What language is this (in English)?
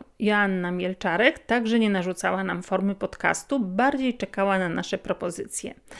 Polish